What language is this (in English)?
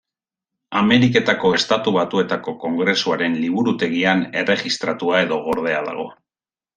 Basque